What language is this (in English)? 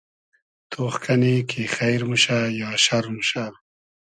Hazaragi